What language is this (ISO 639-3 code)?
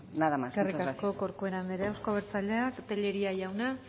eus